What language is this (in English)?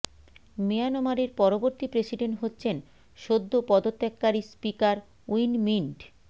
Bangla